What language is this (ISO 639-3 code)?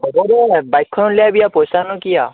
asm